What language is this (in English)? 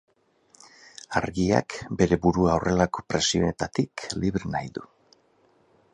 Basque